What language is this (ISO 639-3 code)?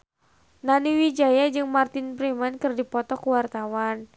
sun